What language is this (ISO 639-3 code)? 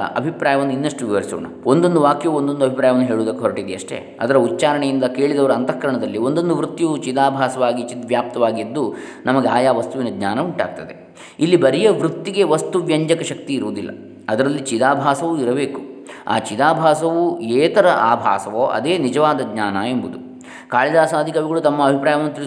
kan